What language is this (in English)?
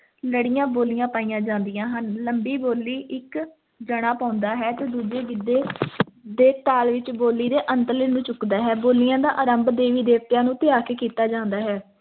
Punjabi